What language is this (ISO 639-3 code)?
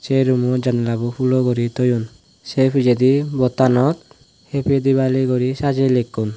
ccp